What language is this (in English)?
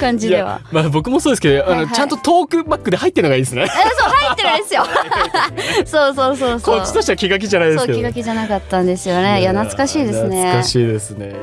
Japanese